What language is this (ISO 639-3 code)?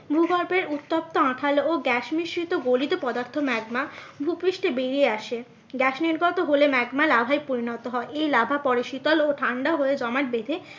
ben